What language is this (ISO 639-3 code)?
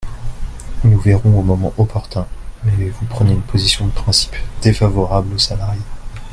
fra